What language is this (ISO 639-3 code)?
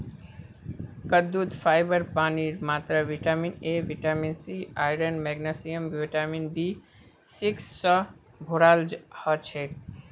mag